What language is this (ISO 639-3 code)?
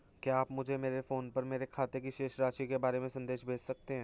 hin